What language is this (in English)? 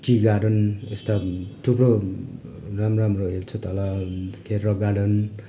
Nepali